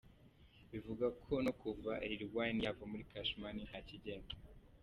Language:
Kinyarwanda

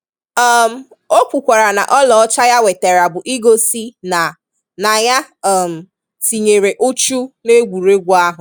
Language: Igbo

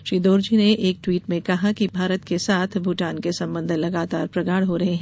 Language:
Hindi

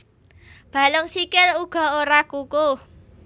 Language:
Javanese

